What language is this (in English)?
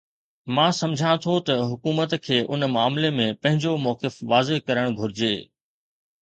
Sindhi